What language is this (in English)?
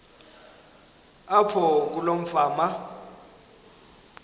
Xhosa